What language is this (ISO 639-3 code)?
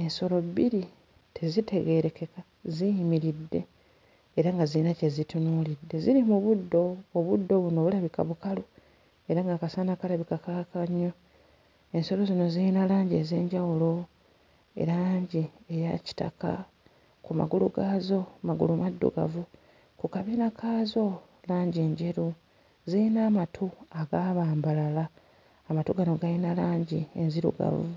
lug